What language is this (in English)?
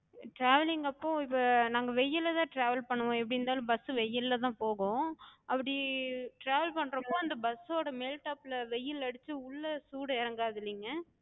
Tamil